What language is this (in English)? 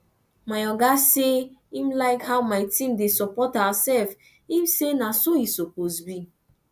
Nigerian Pidgin